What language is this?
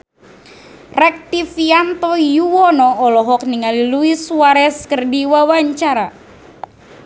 Sundanese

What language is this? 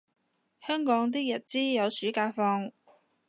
Cantonese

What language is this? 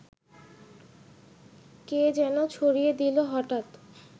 Bangla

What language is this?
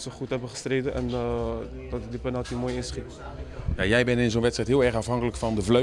Dutch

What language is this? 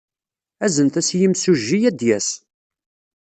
Kabyle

